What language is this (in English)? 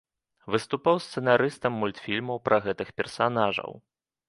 Belarusian